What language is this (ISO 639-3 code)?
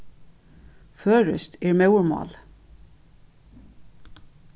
fao